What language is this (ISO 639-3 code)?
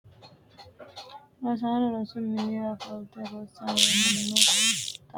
sid